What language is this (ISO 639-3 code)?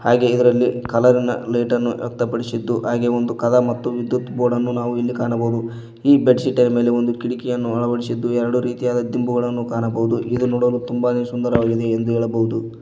kan